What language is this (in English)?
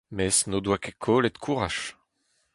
Breton